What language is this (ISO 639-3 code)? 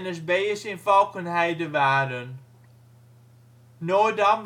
nld